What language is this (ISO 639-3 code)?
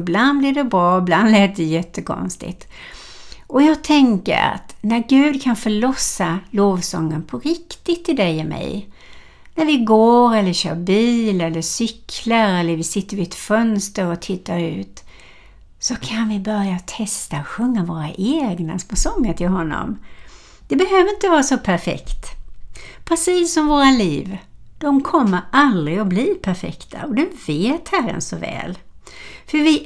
swe